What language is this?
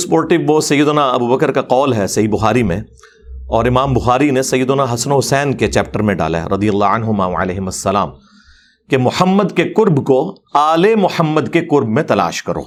Urdu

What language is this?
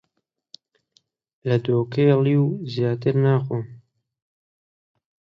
Central Kurdish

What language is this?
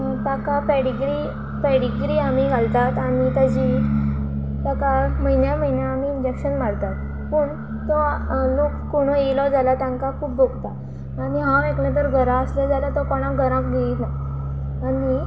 Konkani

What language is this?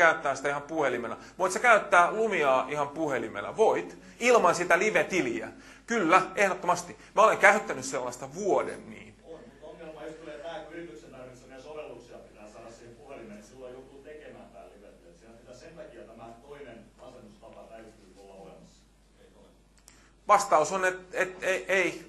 Finnish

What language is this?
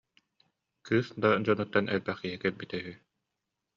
Yakut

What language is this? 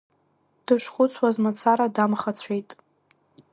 Abkhazian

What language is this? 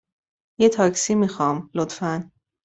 Persian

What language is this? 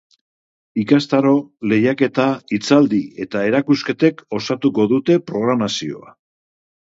Basque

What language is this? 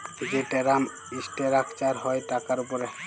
Bangla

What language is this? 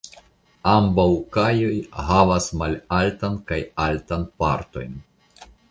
Esperanto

